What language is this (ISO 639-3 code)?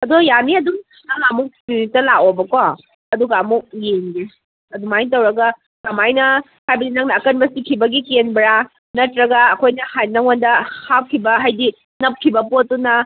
mni